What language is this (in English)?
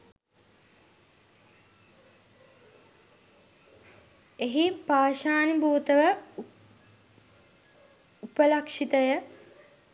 Sinhala